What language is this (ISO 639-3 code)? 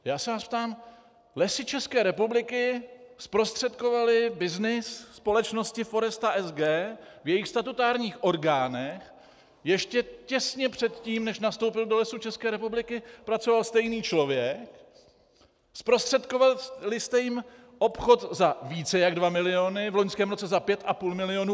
ces